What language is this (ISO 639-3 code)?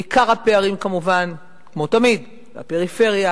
heb